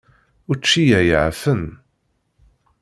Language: Kabyle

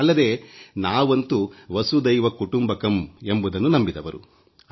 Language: Kannada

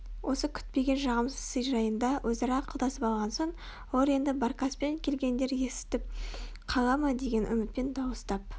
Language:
Kazakh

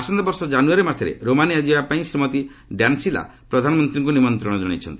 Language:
Odia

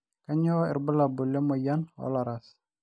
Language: Masai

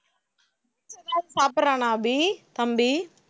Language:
Tamil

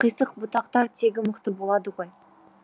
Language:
Kazakh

